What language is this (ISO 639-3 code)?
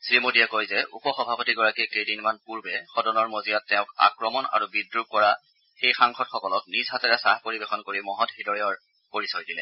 asm